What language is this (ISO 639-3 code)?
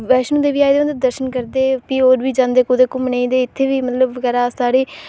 doi